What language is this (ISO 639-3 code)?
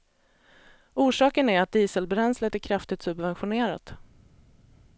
swe